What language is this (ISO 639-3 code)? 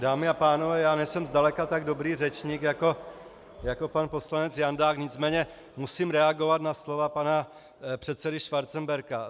ces